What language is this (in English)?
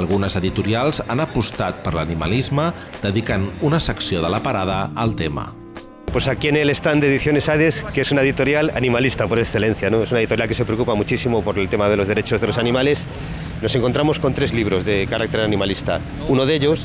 Spanish